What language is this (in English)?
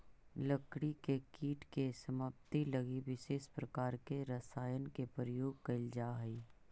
Magahi